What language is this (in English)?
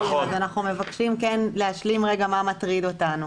Hebrew